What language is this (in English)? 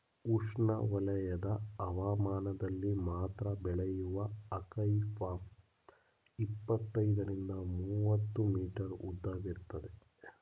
Kannada